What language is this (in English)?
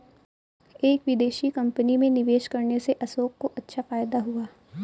Hindi